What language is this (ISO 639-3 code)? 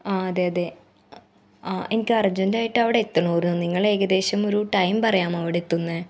mal